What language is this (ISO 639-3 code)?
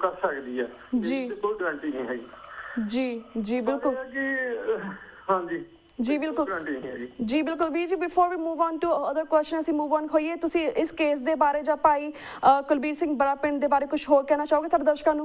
nld